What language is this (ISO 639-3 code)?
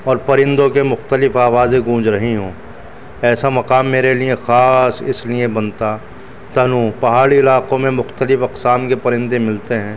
urd